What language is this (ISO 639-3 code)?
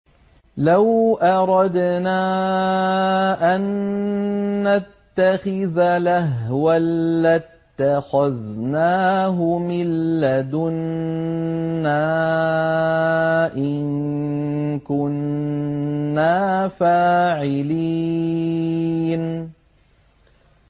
ara